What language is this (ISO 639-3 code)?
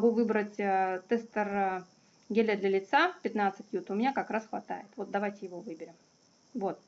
rus